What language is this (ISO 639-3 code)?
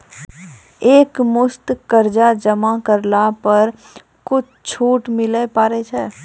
mai